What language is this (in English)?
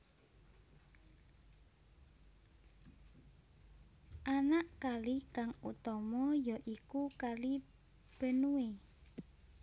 Javanese